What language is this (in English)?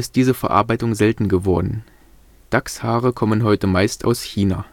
German